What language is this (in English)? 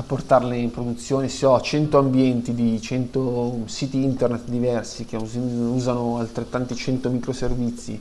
Italian